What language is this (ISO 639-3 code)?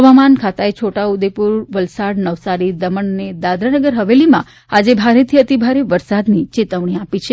guj